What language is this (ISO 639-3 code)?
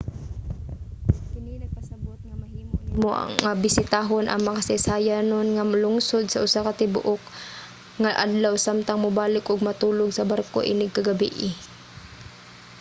ceb